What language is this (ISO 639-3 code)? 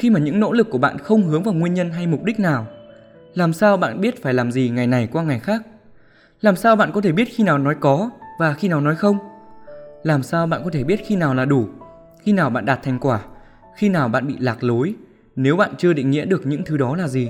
vie